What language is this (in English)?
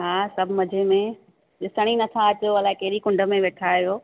Sindhi